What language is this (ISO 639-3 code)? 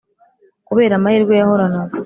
kin